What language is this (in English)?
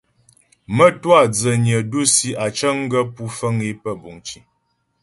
Ghomala